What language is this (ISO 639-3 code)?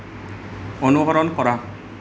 asm